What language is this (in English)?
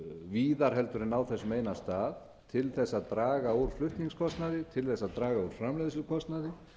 Icelandic